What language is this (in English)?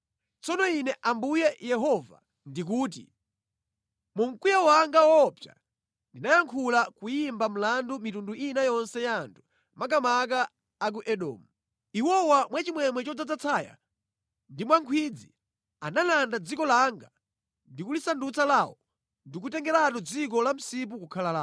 Nyanja